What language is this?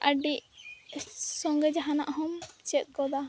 Santali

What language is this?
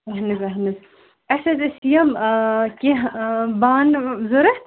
Kashmiri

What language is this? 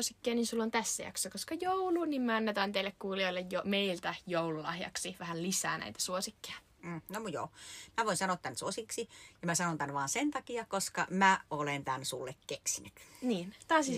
Finnish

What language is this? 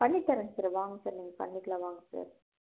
Tamil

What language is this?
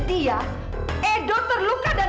Indonesian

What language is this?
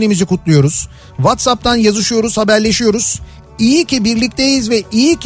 Turkish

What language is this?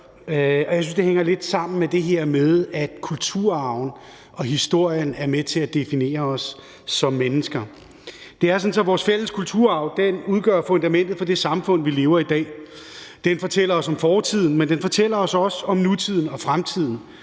Danish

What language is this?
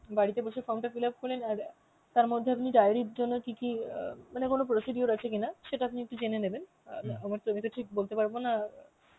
Bangla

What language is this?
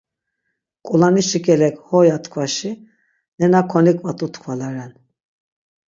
Laz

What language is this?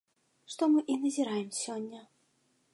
Belarusian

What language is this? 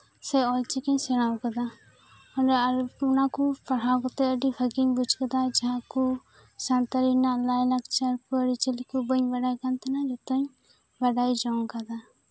Santali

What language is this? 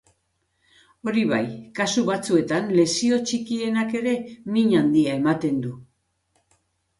Basque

